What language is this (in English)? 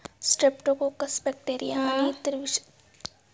Marathi